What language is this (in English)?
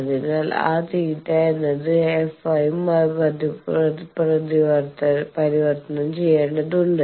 Malayalam